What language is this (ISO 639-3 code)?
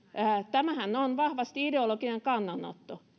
fin